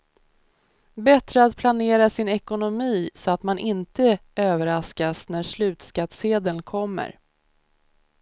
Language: Swedish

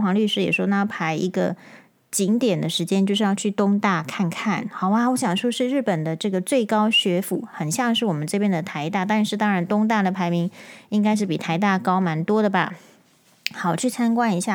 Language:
Chinese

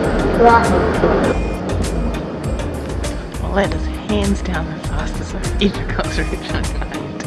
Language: English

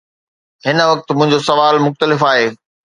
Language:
Sindhi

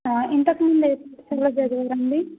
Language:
Telugu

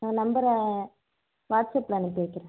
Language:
Tamil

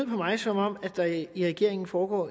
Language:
Danish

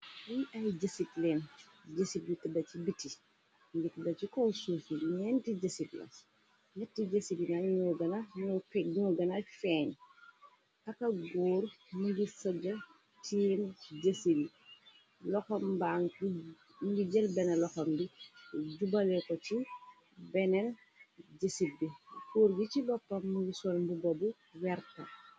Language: Wolof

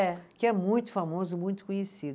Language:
Portuguese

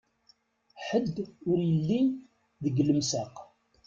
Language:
Kabyle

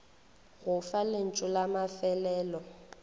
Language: Northern Sotho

